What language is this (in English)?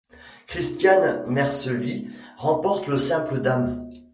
French